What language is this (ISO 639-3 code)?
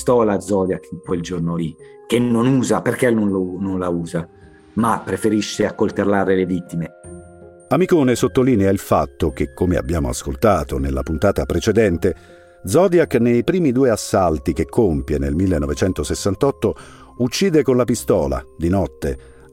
ita